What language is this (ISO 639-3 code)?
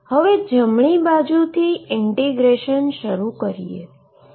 guj